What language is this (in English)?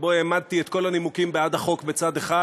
Hebrew